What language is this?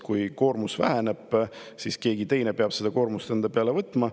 Estonian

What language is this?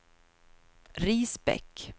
Swedish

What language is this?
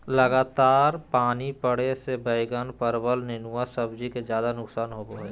Magahi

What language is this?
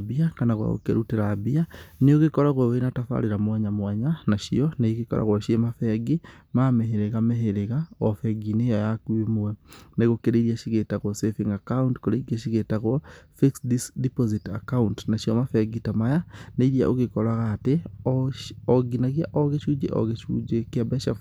Kikuyu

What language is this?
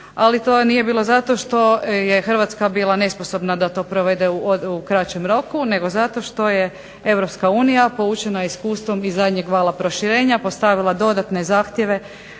Croatian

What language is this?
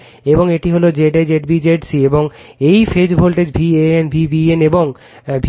Bangla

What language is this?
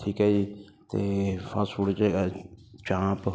Punjabi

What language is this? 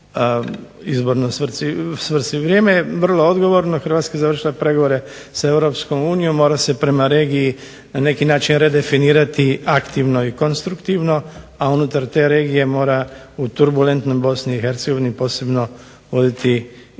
Croatian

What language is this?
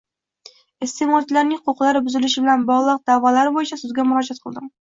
Uzbek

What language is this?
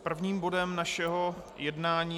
Czech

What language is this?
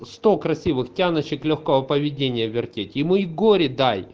Russian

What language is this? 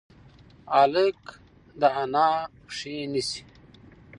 Pashto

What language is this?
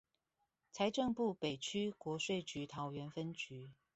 Chinese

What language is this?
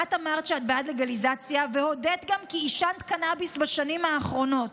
Hebrew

